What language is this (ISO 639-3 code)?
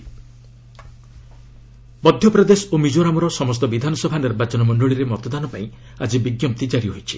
ori